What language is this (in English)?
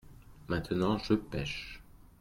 French